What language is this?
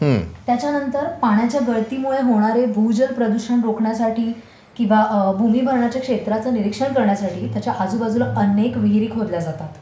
Marathi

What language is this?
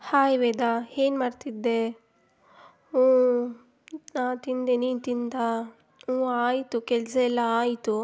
Kannada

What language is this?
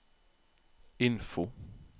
Norwegian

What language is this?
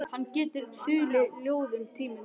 Icelandic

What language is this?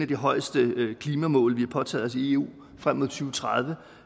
Danish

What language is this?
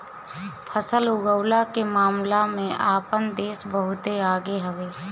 Bhojpuri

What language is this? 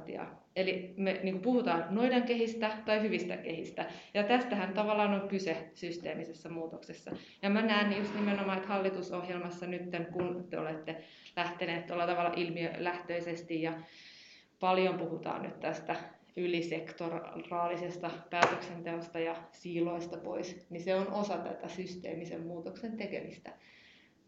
Finnish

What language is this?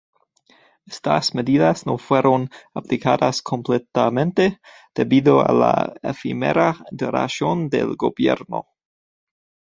Spanish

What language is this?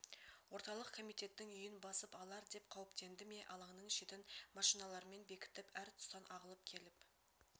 Kazakh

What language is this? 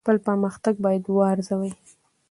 Pashto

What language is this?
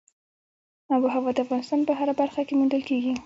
Pashto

